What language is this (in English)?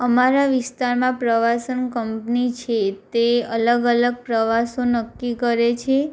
Gujarati